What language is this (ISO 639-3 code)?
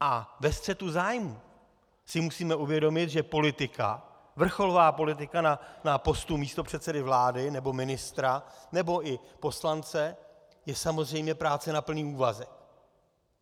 ces